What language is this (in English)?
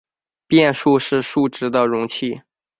Chinese